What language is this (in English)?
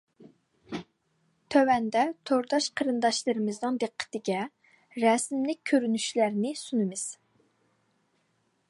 Uyghur